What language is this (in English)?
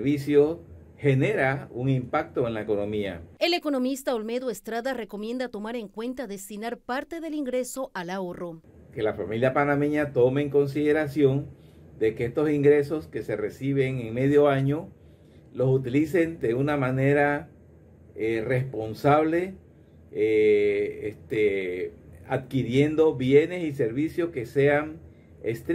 Spanish